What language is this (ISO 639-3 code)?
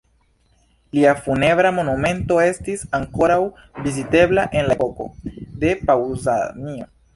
epo